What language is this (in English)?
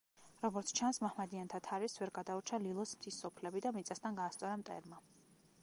Georgian